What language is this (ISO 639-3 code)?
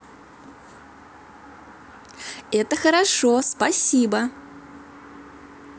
rus